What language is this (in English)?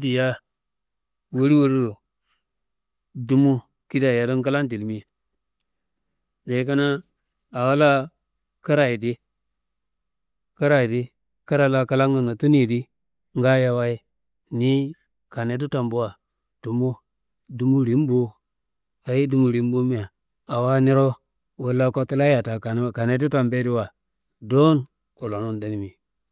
Kanembu